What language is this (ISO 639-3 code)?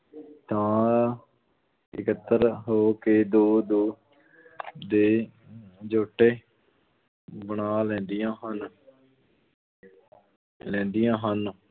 pan